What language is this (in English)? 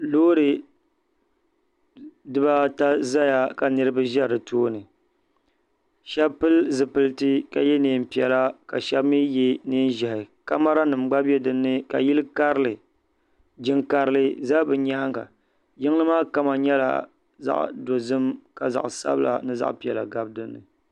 Dagbani